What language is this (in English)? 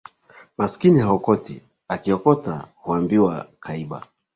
Swahili